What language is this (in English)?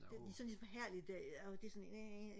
Danish